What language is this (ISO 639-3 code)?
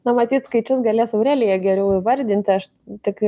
lit